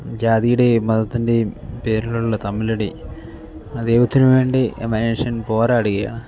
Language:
Malayalam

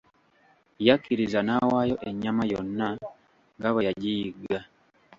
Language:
Ganda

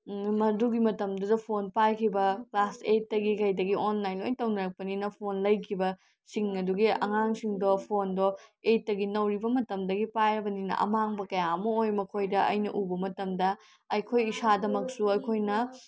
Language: Manipuri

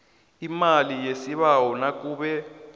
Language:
South Ndebele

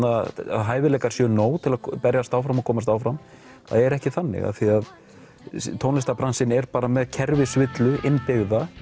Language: Icelandic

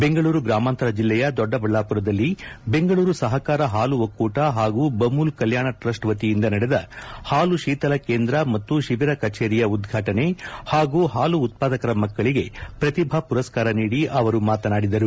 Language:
Kannada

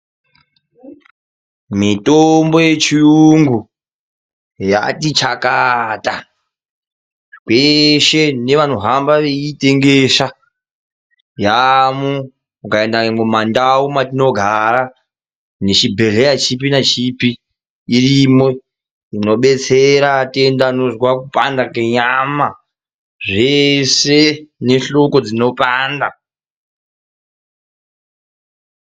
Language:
Ndau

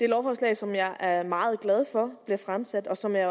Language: Danish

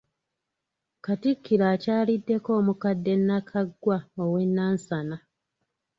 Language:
Ganda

